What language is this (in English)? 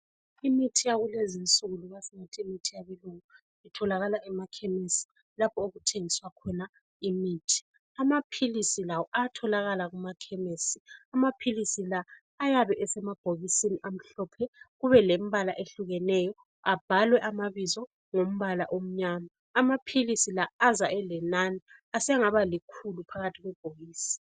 North Ndebele